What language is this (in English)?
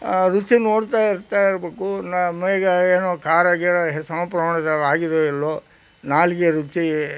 Kannada